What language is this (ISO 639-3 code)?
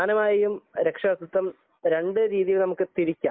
mal